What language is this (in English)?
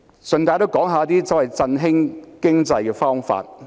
Cantonese